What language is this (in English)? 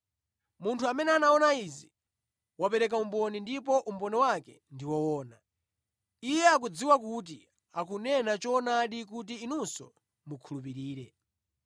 Nyanja